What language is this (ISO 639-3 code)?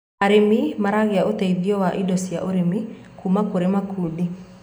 kik